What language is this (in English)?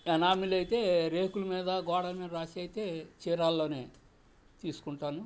Telugu